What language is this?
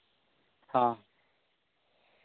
Santali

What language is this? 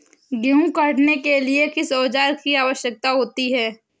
Hindi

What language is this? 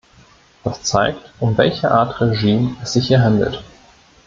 German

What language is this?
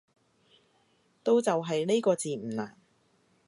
Cantonese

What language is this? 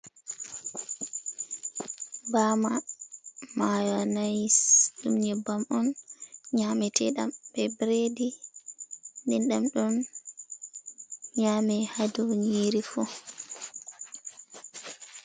Fula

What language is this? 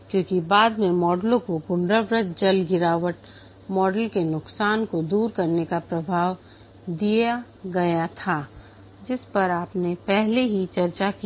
Hindi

